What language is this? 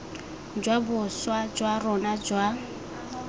Tswana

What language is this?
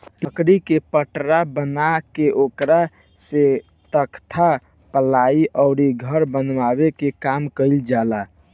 Bhojpuri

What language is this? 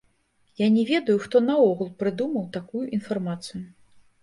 Belarusian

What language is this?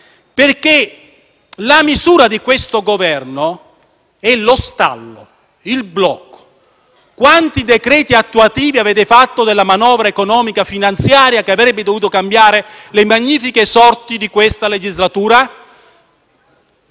Italian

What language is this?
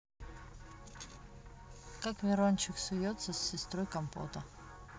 Russian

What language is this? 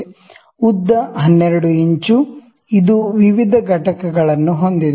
Kannada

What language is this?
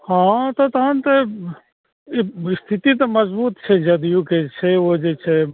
Maithili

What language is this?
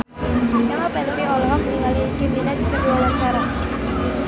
Sundanese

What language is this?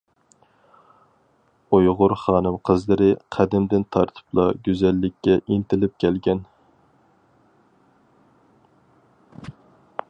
Uyghur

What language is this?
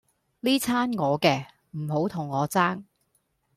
Cantonese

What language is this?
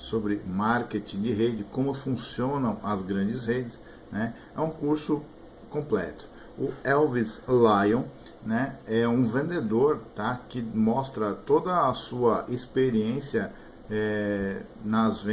Portuguese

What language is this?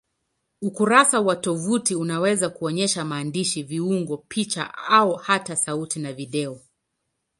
Swahili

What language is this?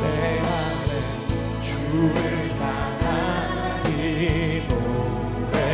Korean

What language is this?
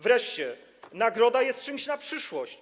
Polish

